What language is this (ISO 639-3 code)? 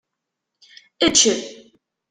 kab